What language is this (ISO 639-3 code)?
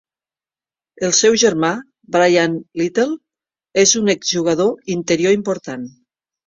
cat